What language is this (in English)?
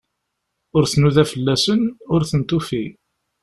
Kabyle